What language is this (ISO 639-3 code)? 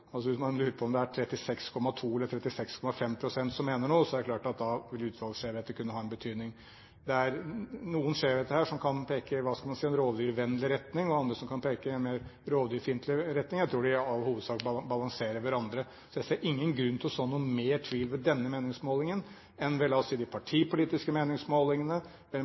nob